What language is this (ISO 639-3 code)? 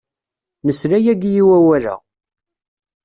kab